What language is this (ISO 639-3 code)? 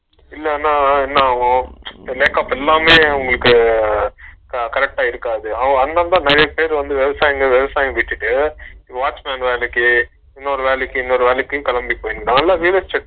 tam